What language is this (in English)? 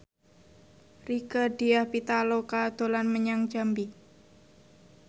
Javanese